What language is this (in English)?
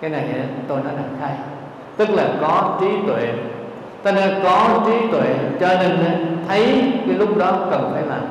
Vietnamese